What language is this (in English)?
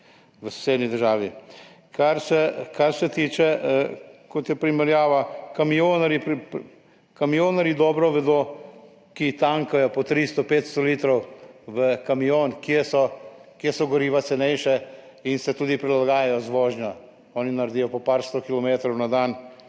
Slovenian